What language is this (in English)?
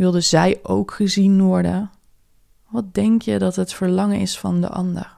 Dutch